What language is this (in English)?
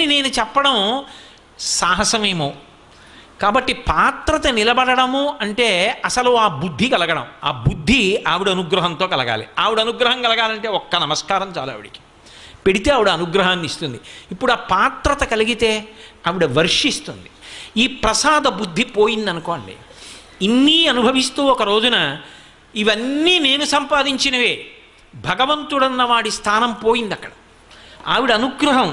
Telugu